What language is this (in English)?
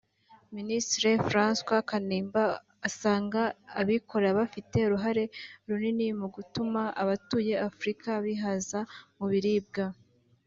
Kinyarwanda